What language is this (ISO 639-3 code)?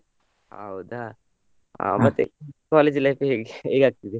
kan